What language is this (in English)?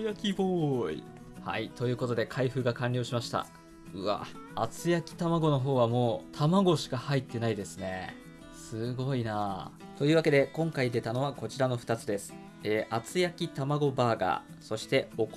Japanese